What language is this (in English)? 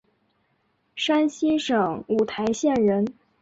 Chinese